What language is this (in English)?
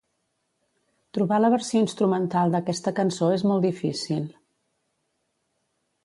Catalan